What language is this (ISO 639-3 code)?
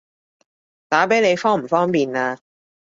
yue